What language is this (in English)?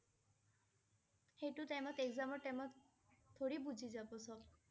Assamese